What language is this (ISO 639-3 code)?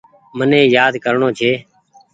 gig